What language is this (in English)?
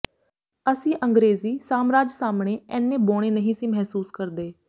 Punjabi